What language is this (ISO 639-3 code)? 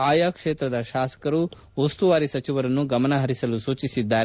kan